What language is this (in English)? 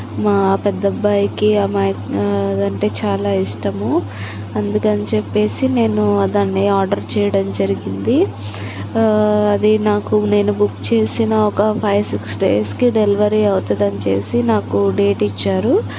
Telugu